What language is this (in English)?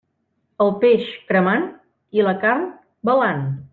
Catalan